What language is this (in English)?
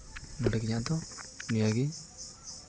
Santali